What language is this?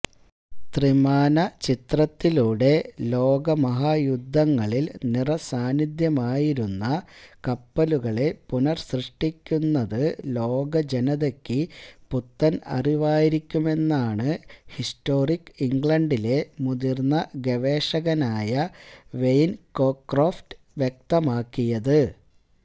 Malayalam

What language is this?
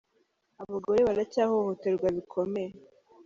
Kinyarwanda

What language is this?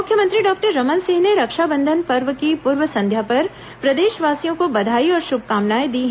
Hindi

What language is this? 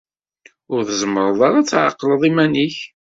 Kabyle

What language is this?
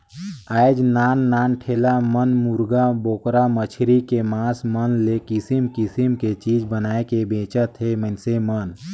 Chhattisgarhi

